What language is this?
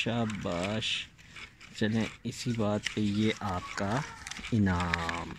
Hindi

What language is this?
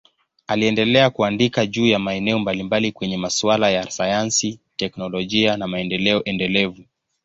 Swahili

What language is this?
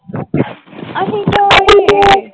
Punjabi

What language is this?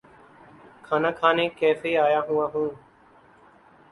Urdu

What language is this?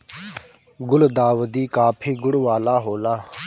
Bhojpuri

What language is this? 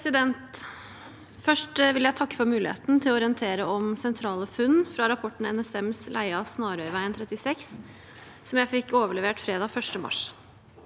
Norwegian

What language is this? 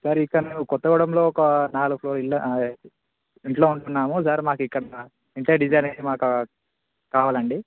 Telugu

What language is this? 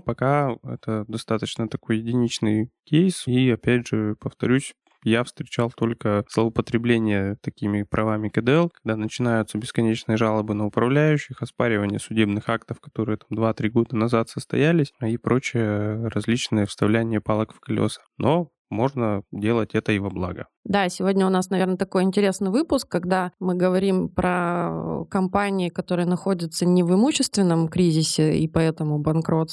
Russian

